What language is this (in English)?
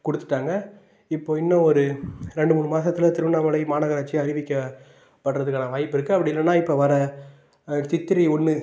Tamil